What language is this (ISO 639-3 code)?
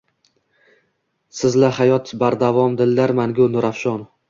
uzb